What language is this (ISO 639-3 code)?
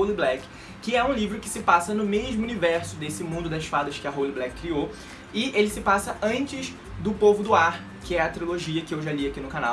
por